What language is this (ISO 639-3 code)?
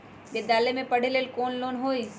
mag